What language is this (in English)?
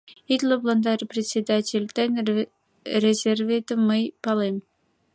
Mari